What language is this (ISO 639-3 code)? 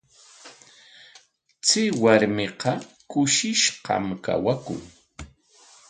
qwa